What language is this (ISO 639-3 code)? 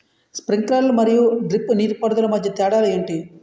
tel